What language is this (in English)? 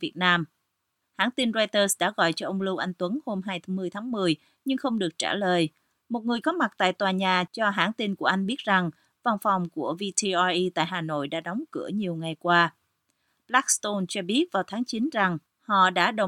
Vietnamese